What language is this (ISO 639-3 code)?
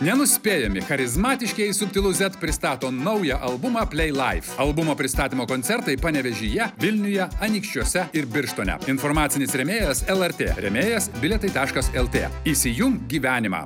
lit